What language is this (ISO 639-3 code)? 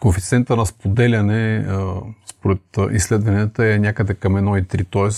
bul